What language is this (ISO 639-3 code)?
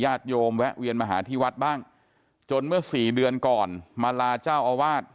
tha